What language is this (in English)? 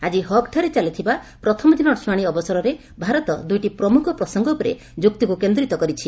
Odia